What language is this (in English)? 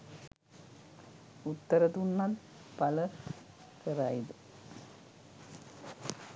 Sinhala